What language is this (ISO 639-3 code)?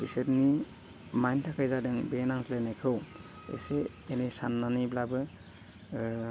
brx